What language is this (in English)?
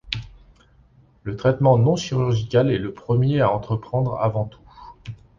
French